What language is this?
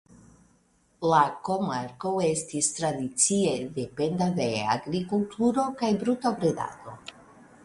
Esperanto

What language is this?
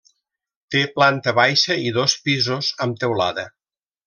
Catalan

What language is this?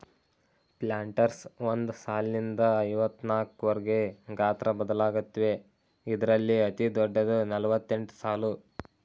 Kannada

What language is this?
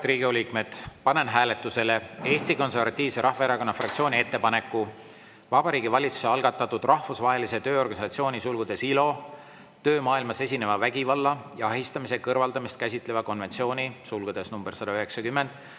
Estonian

